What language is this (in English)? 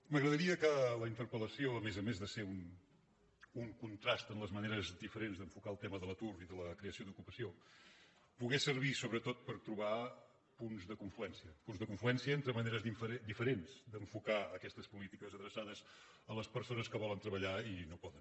Catalan